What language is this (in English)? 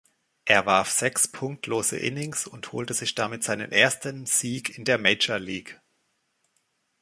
German